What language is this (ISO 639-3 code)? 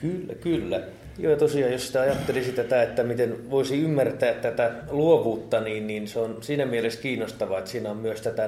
fin